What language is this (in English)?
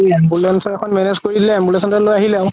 Assamese